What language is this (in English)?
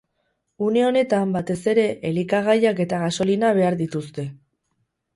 Basque